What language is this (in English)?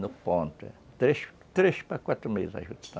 Portuguese